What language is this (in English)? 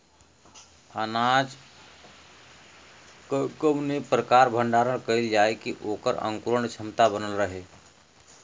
Bhojpuri